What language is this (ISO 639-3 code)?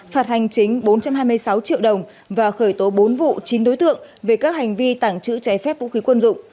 vie